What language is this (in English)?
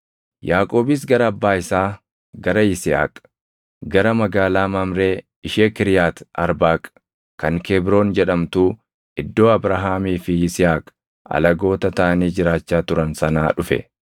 Oromo